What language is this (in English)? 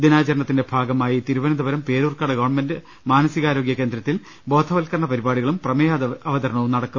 Malayalam